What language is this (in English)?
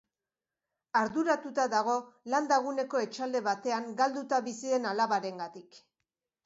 Basque